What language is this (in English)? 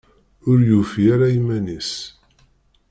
Kabyle